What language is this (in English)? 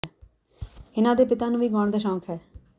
Punjabi